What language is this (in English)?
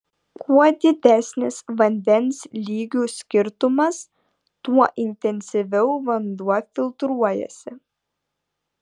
Lithuanian